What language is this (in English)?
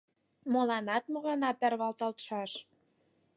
Mari